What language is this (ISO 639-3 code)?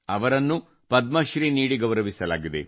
kan